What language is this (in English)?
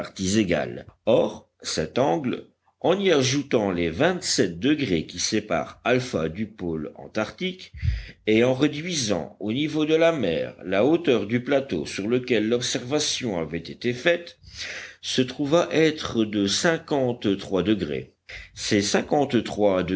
French